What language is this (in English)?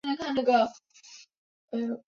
Chinese